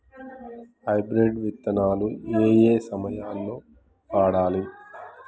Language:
Telugu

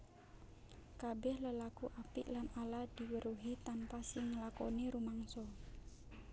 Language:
Javanese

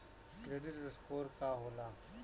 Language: Bhojpuri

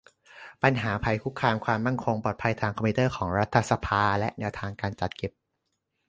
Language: Thai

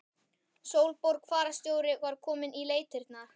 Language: Icelandic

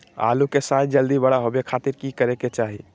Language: Magahi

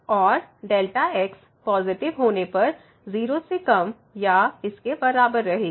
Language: Hindi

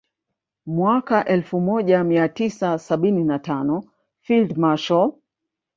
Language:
Swahili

